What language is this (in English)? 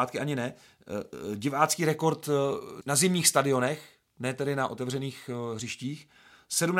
Czech